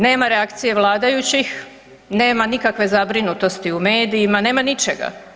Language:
Croatian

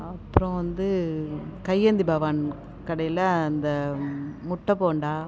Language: Tamil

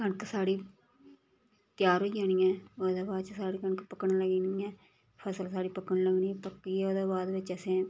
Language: Dogri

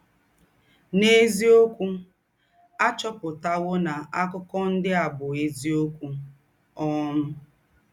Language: Igbo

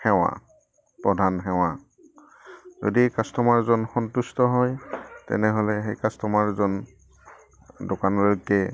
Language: Assamese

